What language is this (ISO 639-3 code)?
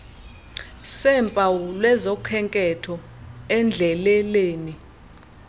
xho